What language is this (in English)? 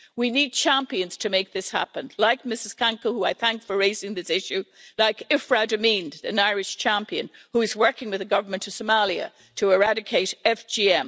English